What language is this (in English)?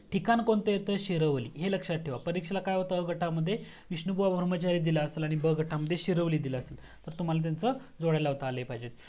Marathi